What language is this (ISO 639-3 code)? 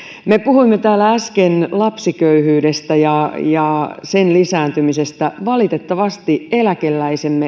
fin